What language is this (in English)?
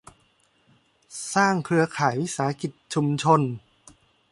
Thai